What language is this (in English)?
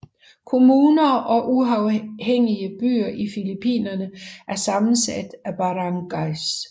Danish